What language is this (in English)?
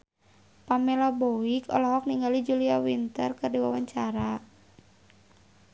Sundanese